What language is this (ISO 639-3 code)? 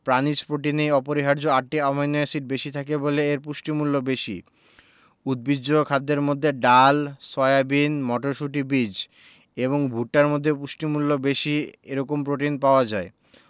ben